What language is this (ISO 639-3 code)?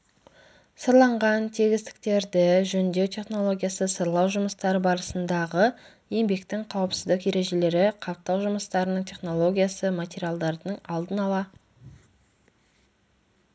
kaz